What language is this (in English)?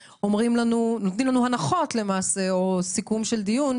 Hebrew